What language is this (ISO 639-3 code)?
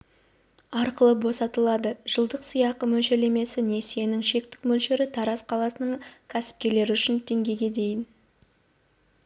kaz